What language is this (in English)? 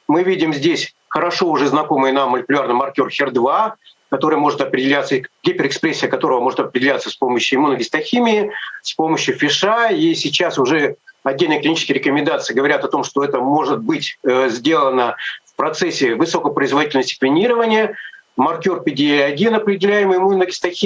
Russian